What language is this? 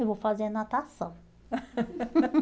Portuguese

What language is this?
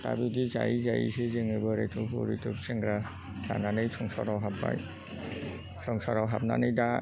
Bodo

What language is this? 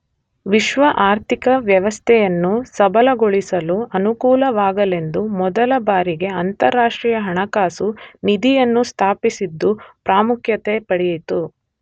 Kannada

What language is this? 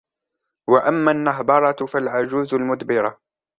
Arabic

